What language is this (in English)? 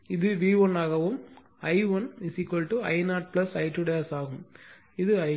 Tamil